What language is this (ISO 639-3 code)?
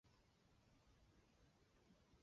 zho